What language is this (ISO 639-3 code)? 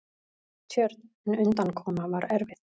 isl